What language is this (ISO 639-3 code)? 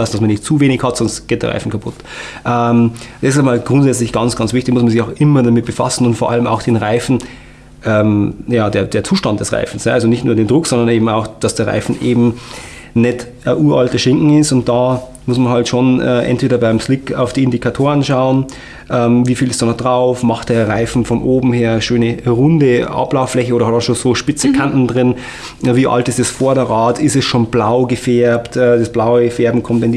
deu